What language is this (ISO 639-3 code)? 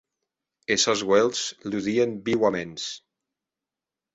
oci